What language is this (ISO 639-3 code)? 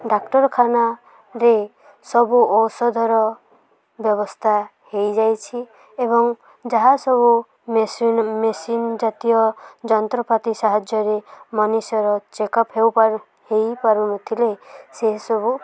ori